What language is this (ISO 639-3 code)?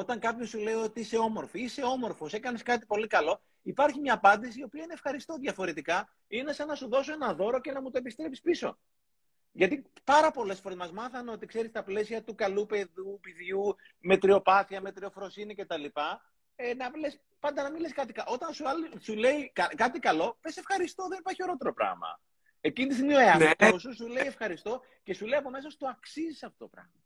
ell